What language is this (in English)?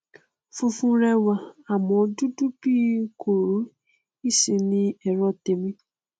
Yoruba